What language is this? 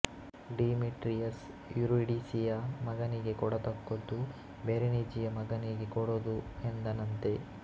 Kannada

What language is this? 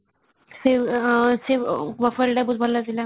Odia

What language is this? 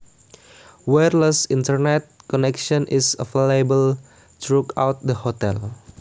Javanese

